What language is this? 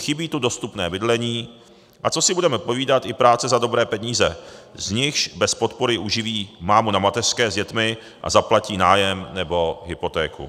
Czech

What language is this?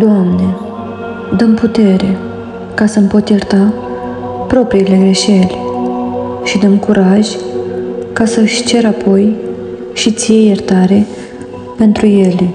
Romanian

